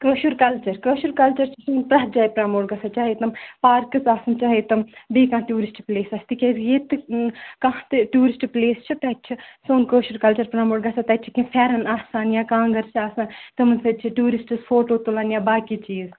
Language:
Kashmiri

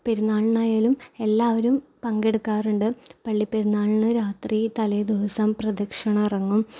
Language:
Malayalam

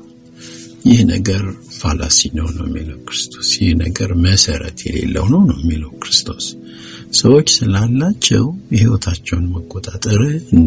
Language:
Amharic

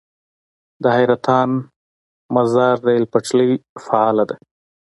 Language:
Pashto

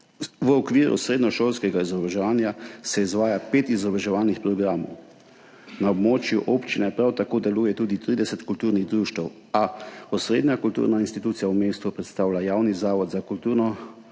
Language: Slovenian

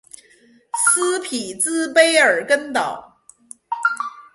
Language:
Chinese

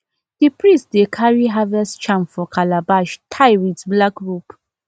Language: Nigerian Pidgin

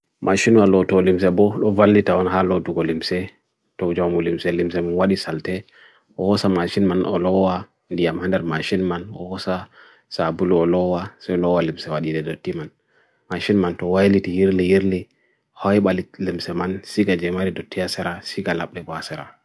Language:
Bagirmi Fulfulde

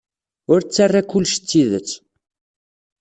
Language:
Kabyle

